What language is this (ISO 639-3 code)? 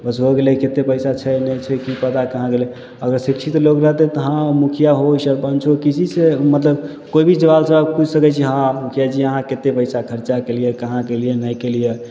mai